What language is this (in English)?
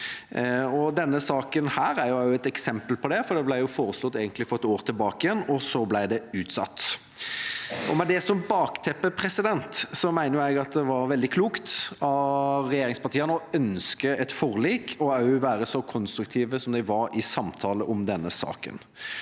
Norwegian